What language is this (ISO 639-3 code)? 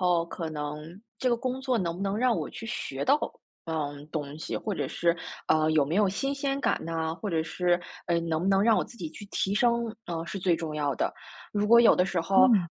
zho